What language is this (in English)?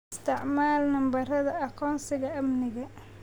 Somali